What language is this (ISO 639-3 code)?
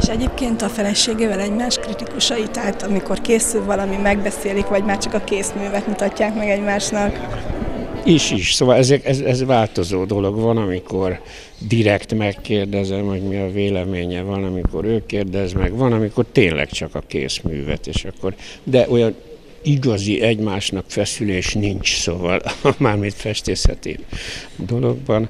hun